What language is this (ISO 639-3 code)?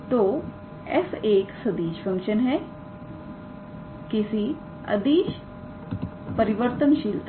hin